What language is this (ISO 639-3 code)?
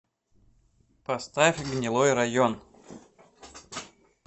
rus